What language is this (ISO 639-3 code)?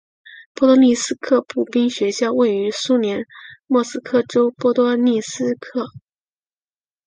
zho